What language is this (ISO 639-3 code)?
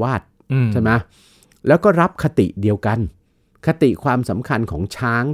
tha